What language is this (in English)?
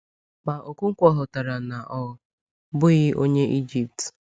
Igbo